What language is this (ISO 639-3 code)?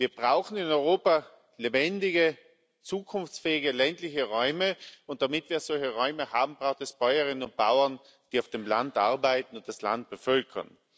deu